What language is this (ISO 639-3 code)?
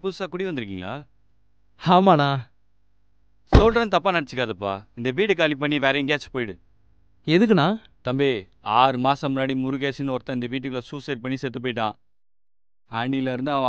tam